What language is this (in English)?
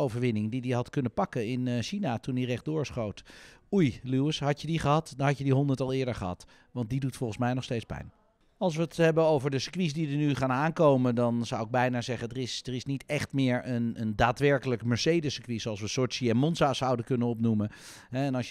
Dutch